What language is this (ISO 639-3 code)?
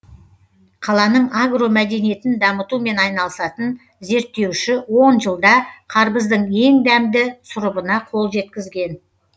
kaz